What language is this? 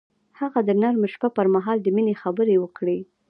Pashto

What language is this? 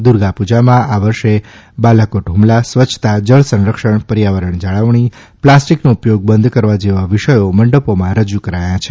Gujarati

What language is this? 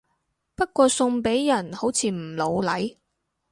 Cantonese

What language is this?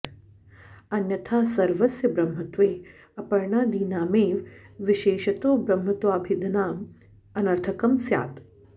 Sanskrit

